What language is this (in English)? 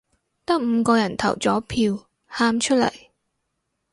Cantonese